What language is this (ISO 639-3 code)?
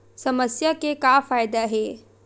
hne